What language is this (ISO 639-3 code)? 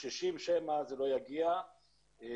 heb